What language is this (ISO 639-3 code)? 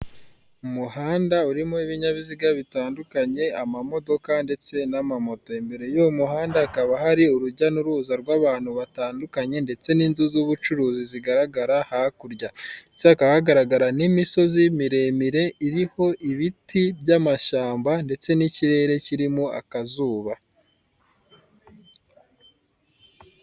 kin